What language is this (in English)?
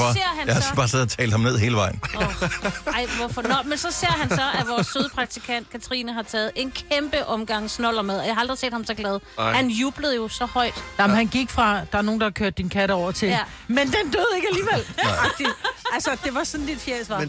Danish